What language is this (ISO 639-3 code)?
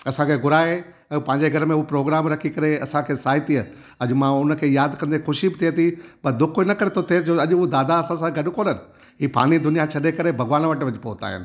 snd